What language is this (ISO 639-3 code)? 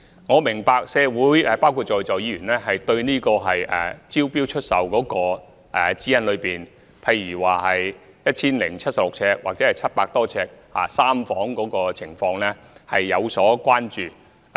yue